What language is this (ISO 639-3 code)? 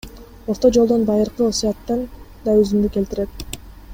kir